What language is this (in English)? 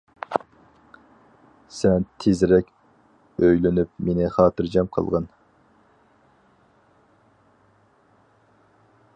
Uyghur